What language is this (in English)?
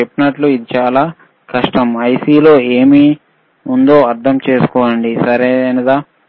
Telugu